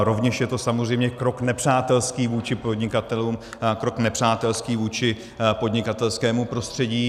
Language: Czech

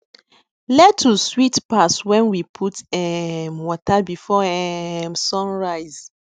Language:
Nigerian Pidgin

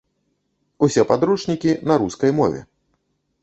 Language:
Belarusian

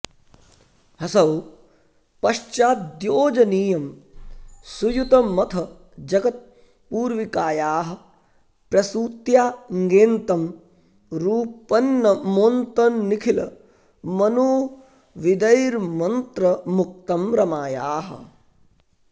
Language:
Sanskrit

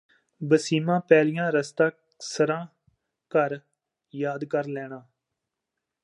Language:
Punjabi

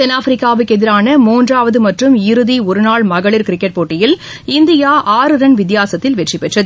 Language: Tamil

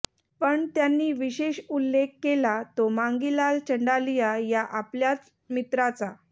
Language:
Marathi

